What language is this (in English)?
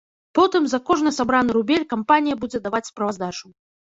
Belarusian